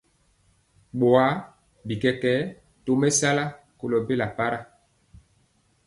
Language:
Mpiemo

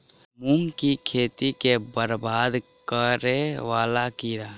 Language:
Maithili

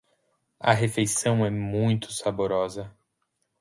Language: Portuguese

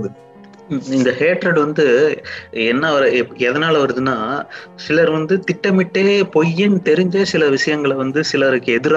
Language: Tamil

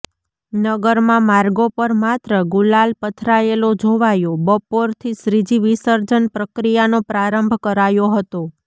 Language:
Gujarati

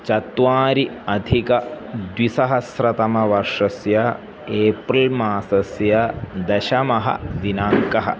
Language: Sanskrit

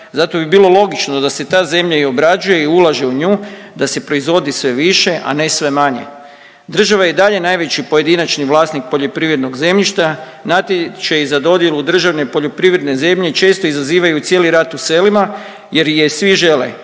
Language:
Croatian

